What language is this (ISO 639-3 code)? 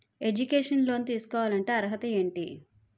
tel